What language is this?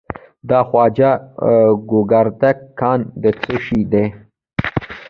Pashto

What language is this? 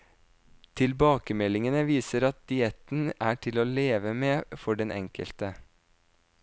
Norwegian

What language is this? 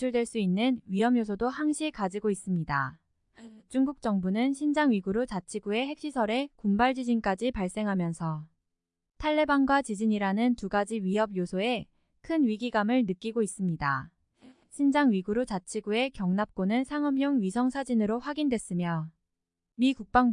Korean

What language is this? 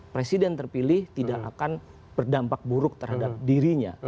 Indonesian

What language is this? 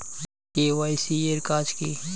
Bangla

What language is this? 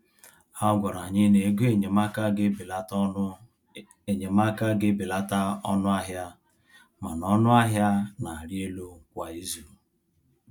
Igbo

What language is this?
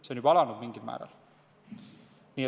Estonian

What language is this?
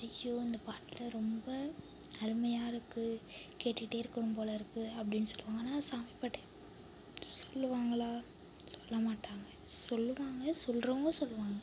Tamil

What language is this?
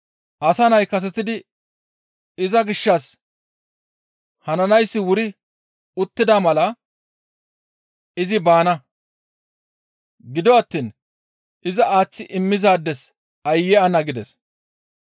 Gamo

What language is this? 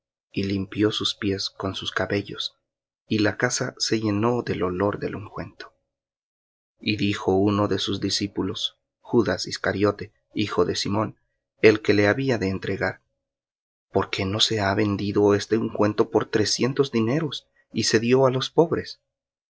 Spanish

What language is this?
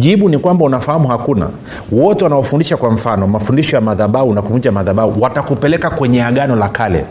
Swahili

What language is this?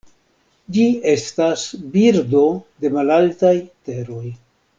Esperanto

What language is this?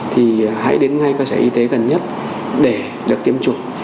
Vietnamese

